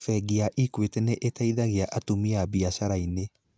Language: Kikuyu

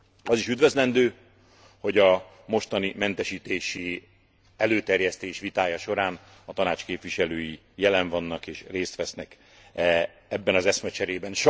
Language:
Hungarian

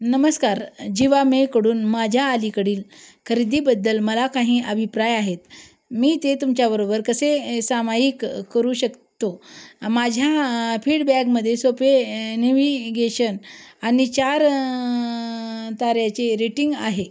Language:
Marathi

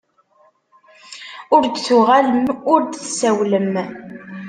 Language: Kabyle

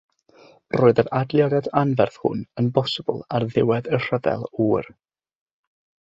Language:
Welsh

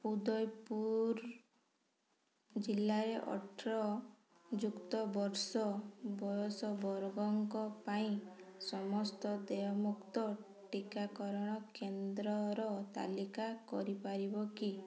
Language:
Odia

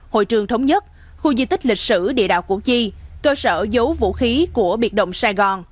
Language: Vietnamese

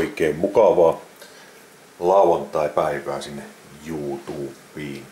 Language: Finnish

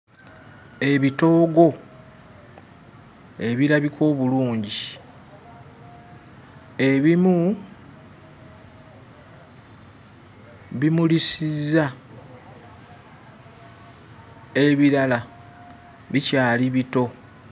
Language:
Ganda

